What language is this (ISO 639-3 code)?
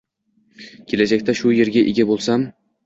uzb